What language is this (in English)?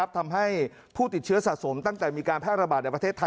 Thai